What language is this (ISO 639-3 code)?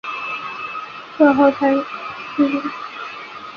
zho